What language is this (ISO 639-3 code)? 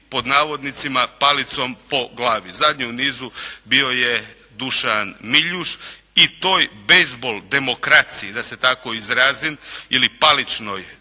hrv